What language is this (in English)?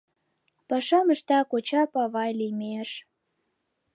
Mari